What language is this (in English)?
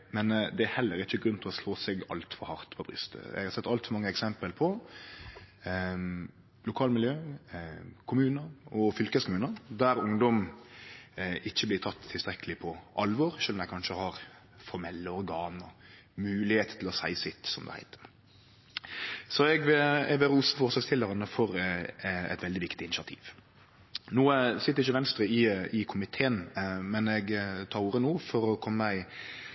Norwegian Nynorsk